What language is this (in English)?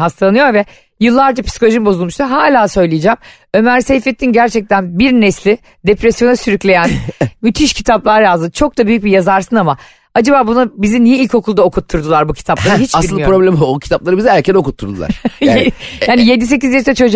Turkish